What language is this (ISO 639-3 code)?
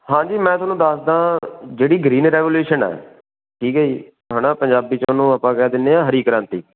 pan